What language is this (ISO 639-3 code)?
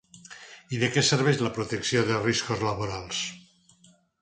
cat